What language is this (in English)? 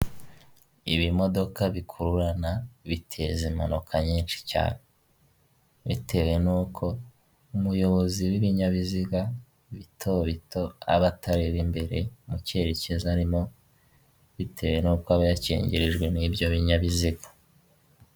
Kinyarwanda